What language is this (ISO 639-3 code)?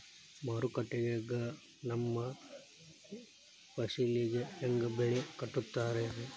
kan